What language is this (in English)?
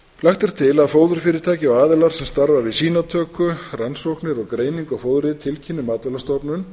Icelandic